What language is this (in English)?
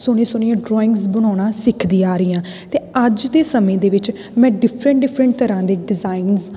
Punjabi